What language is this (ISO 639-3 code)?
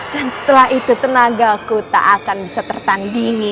ind